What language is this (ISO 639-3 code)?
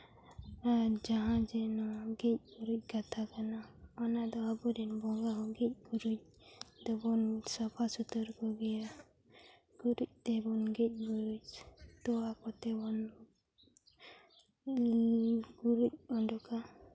sat